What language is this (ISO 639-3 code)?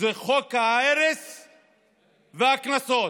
heb